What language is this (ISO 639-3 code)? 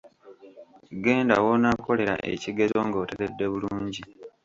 lug